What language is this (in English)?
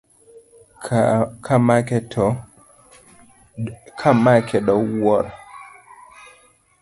Luo (Kenya and Tanzania)